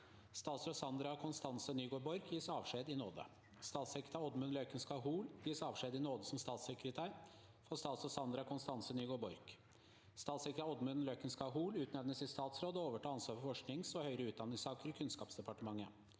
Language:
Norwegian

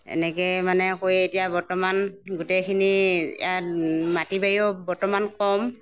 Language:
Assamese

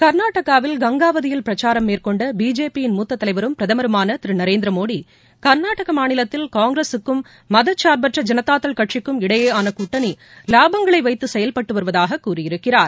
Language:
Tamil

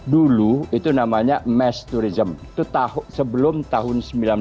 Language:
Indonesian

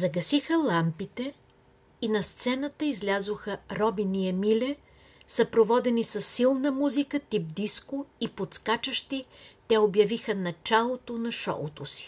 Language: Bulgarian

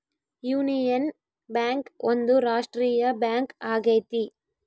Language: Kannada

